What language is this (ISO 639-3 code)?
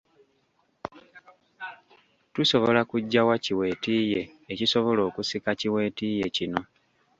lug